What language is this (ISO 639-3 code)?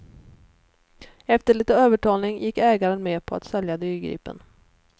swe